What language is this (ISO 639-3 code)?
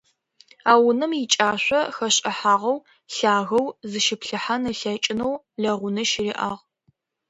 ady